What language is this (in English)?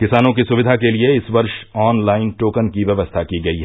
Hindi